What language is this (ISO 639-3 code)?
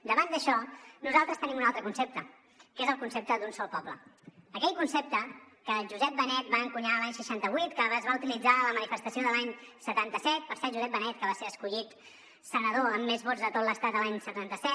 cat